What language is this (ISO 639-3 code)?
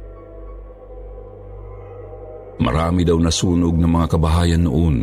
fil